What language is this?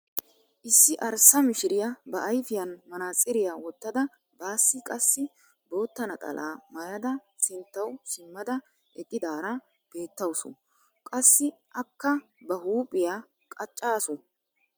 Wolaytta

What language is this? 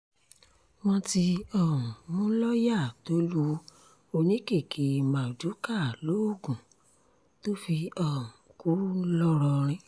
Yoruba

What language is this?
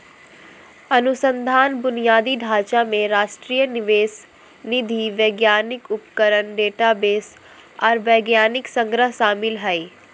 Magahi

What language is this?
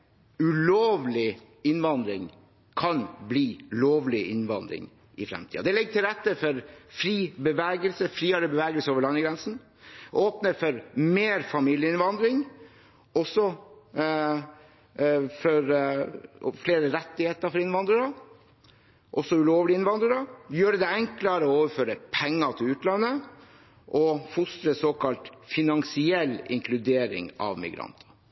Norwegian Bokmål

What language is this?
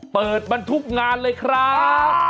Thai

